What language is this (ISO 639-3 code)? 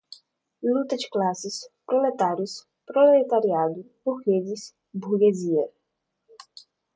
por